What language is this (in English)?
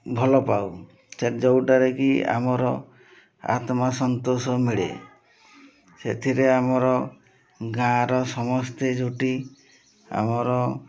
Odia